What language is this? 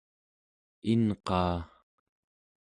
Central Yupik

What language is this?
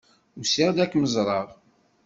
Kabyle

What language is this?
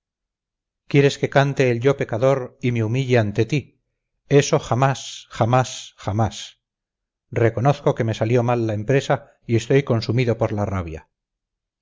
Spanish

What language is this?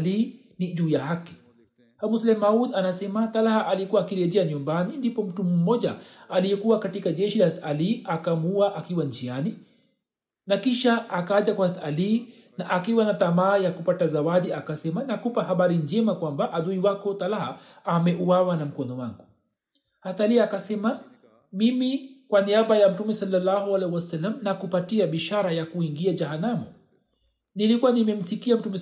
Swahili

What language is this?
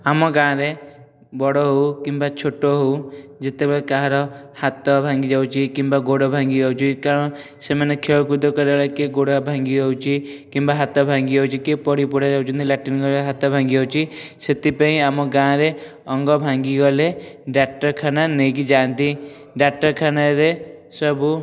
Odia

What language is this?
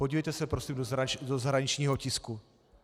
Czech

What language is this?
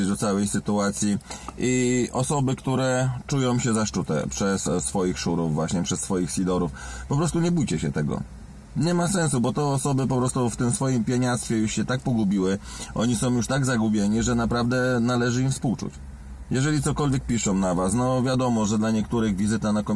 Polish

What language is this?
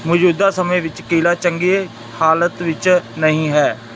Punjabi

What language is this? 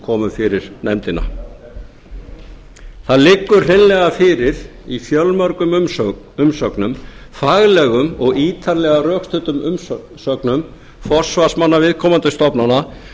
Icelandic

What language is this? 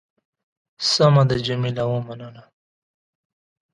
Pashto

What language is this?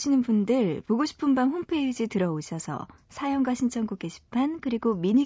Korean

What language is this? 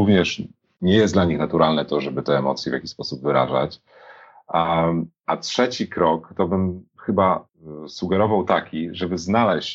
Polish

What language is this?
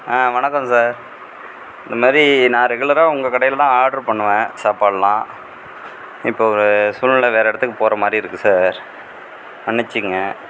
Tamil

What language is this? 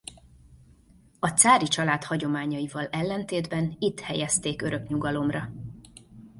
Hungarian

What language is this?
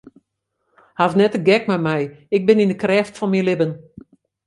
Western Frisian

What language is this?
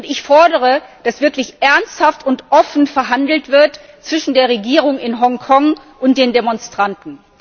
German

